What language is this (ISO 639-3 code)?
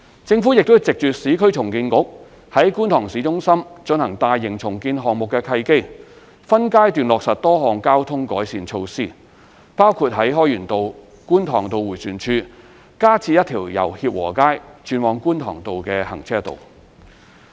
yue